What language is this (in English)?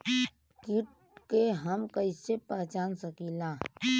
Bhojpuri